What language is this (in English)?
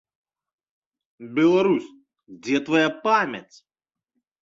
Belarusian